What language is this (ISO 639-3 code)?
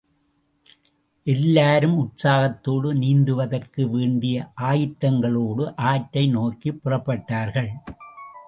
tam